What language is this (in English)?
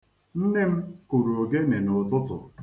Igbo